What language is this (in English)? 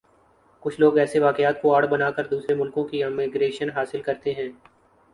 Urdu